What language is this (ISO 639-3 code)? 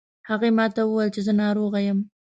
pus